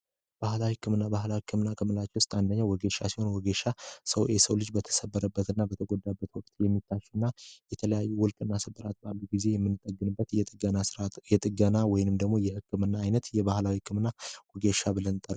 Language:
Amharic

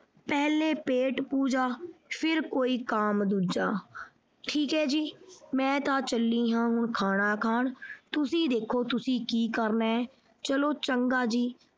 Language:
Punjabi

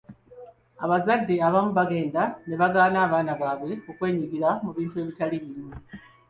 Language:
Ganda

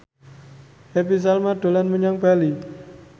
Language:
Javanese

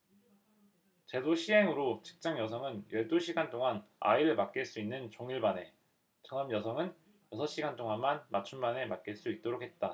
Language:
Korean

